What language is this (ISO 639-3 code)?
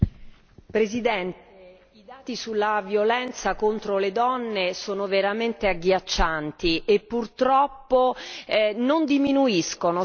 ita